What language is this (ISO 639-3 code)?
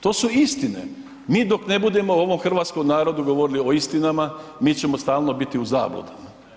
hrv